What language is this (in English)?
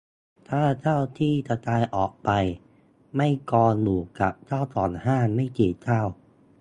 Thai